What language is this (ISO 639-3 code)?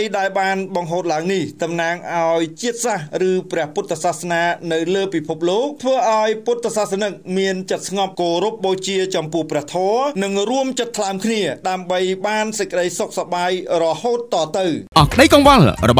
tha